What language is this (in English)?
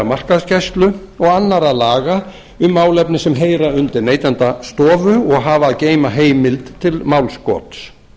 Icelandic